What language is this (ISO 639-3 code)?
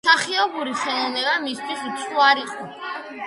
kat